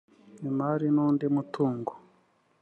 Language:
Kinyarwanda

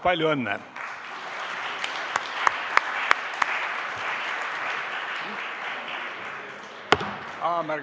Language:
Estonian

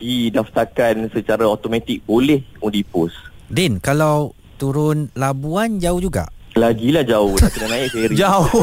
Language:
Malay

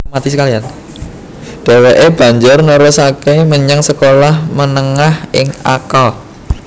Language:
Javanese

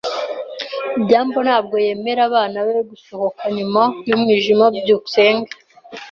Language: Kinyarwanda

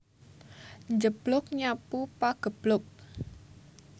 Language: Javanese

